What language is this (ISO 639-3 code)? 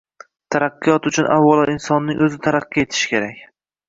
uzb